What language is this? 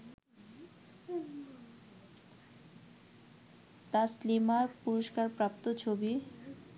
Bangla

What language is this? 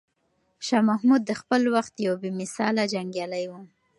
Pashto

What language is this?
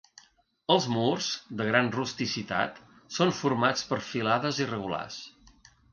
Catalan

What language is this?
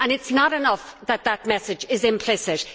English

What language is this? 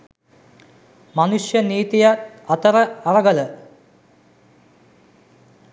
Sinhala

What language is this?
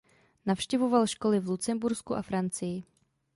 Czech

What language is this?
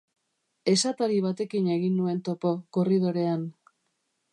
Basque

